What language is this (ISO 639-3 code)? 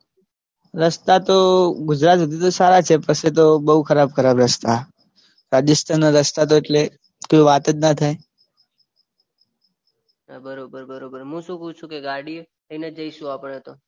guj